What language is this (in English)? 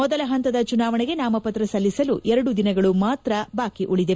Kannada